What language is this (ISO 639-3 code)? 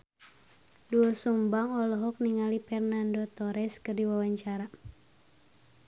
sun